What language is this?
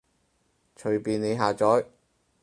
Cantonese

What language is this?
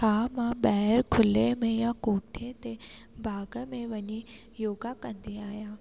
Sindhi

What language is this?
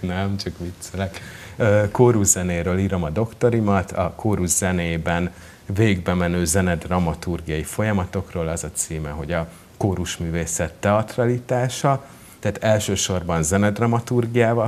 Hungarian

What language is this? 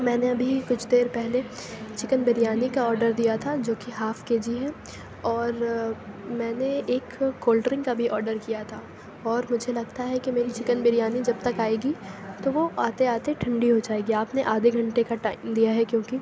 Urdu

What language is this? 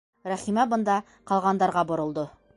Bashkir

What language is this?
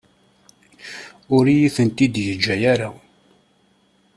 Kabyle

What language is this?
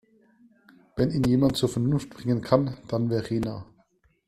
German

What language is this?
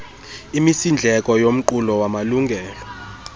Xhosa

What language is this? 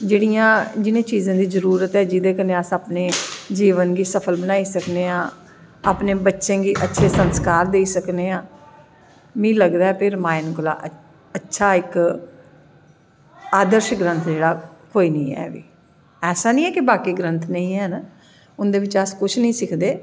Dogri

